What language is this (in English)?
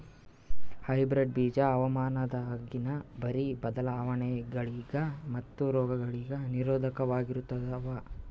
Kannada